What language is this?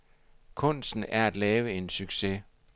Danish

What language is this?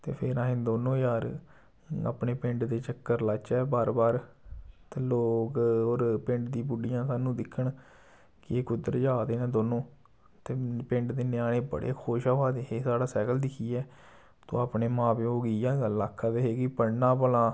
Dogri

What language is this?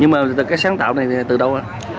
Vietnamese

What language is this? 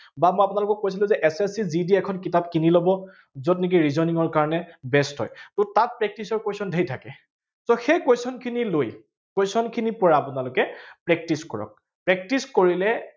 Assamese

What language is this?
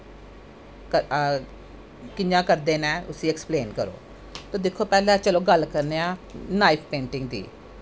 Dogri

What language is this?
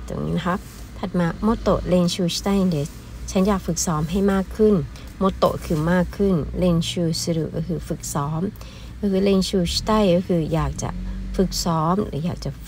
Thai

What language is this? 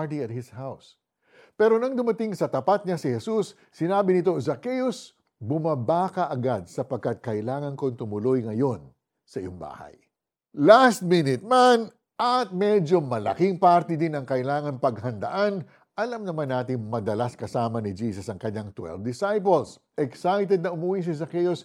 Filipino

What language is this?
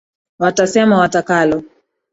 Swahili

